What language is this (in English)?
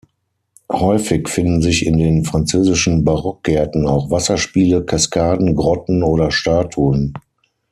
German